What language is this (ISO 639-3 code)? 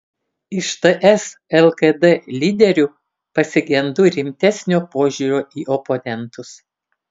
lit